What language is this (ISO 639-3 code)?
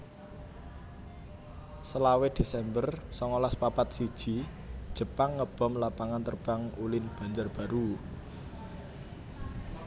jav